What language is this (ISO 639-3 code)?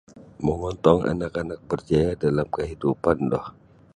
bsy